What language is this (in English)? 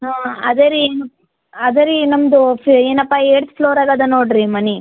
Kannada